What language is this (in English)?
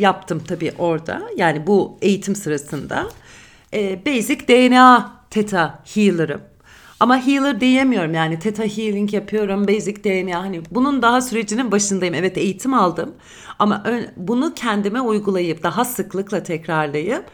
Turkish